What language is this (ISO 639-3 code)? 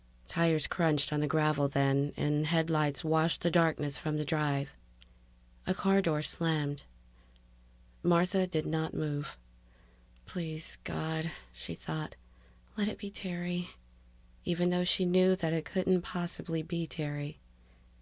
eng